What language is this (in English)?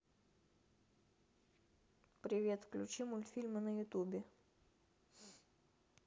Russian